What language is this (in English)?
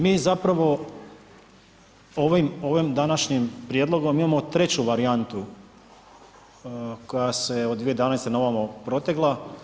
Croatian